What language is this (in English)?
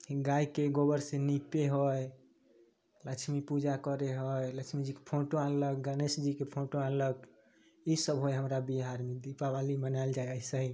Maithili